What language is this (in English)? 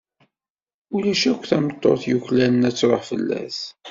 Kabyle